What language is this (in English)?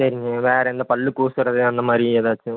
Tamil